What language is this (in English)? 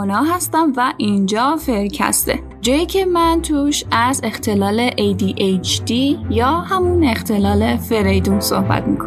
Persian